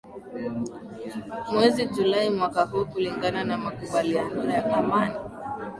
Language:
Swahili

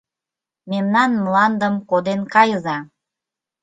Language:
Mari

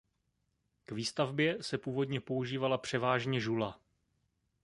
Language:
Czech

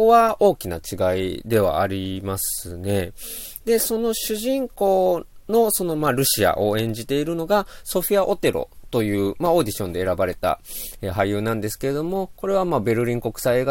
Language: Japanese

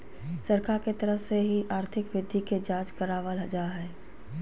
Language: Magahi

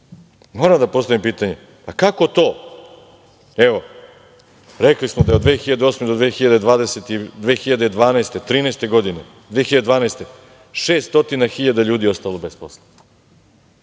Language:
Serbian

